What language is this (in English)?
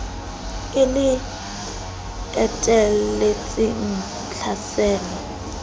Southern Sotho